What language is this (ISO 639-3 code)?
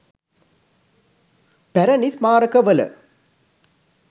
sin